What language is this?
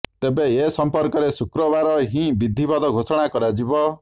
Odia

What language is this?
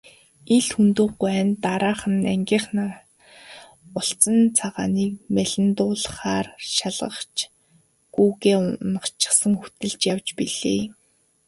Mongolian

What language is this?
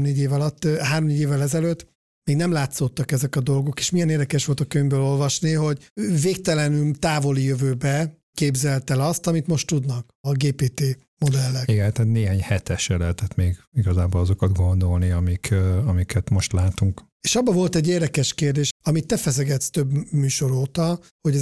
Hungarian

